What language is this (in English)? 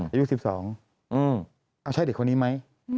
Thai